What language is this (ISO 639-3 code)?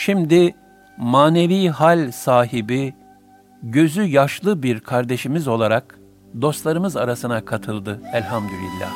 tur